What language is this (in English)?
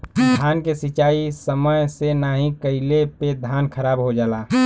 Bhojpuri